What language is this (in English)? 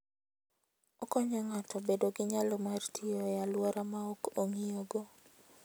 Luo (Kenya and Tanzania)